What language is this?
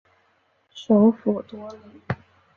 Chinese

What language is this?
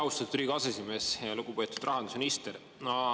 Estonian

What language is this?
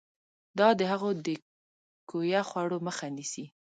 Pashto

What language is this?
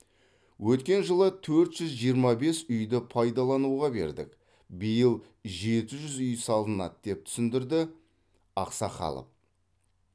Kazakh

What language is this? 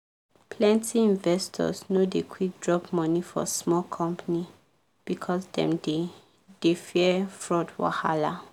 Nigerian Pidgin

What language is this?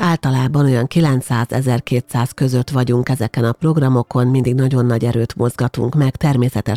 Hungarian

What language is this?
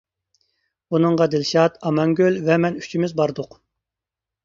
Uyghur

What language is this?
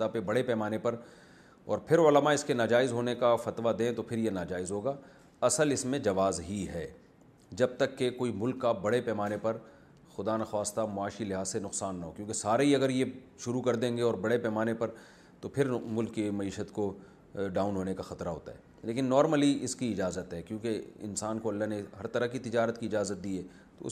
Urdu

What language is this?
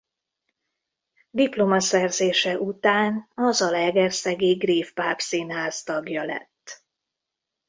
Hungarian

